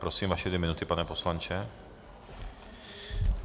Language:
Czech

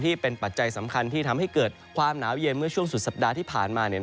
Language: Thai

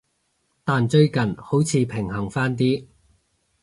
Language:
Cantonese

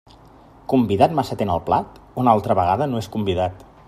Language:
Catalan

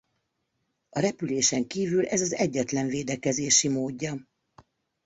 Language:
Hungarian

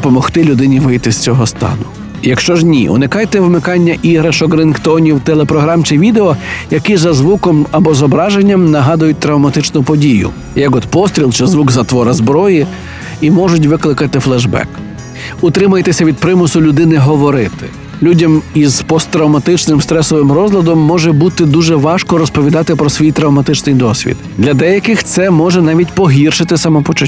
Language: Ukrainian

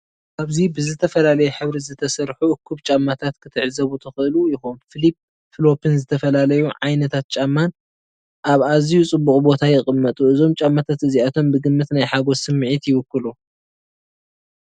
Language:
Tigrinya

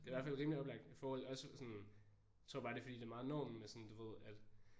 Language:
Danish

